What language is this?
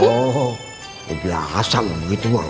Indonesian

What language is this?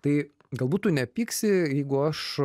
Lithuanian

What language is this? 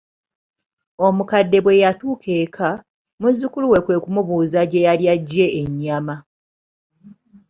Ganda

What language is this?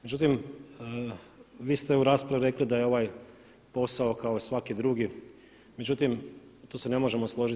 Croatian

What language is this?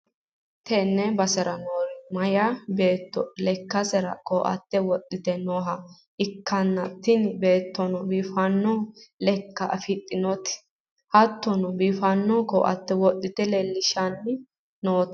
Sidamo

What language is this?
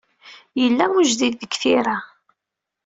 Kabyle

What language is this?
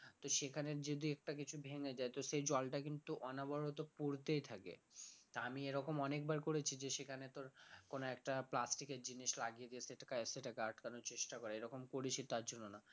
Bangla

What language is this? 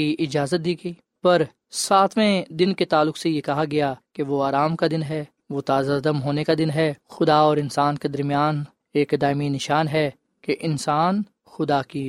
Urdu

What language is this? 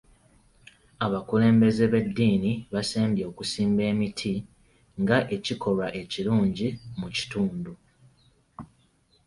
Ganda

